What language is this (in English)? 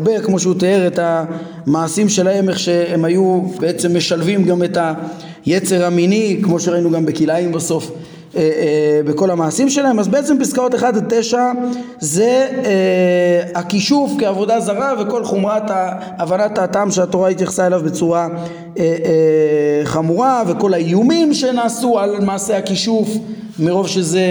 Hebrew